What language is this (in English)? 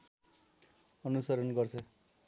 Nepali